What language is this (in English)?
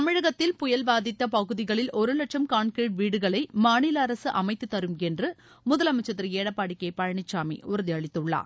Tamil